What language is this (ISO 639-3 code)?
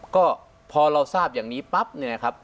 tha